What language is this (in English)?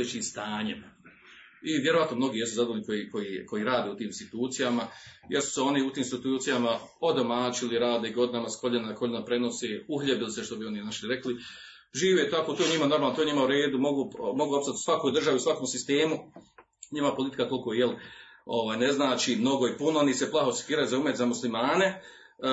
Croatian